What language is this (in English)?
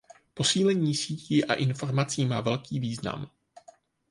Czech